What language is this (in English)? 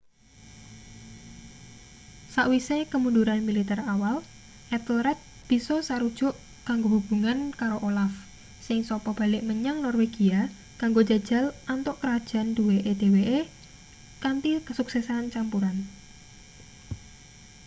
Javanese